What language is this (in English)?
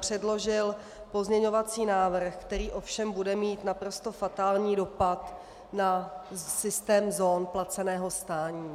Czech